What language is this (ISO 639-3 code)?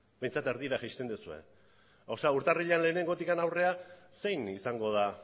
eus